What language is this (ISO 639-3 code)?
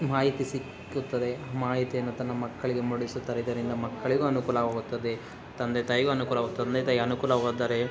kan